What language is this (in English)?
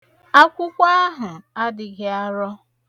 Igbo